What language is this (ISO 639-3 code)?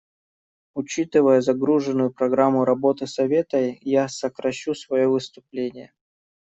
rus